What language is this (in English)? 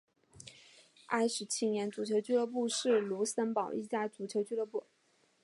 Chinese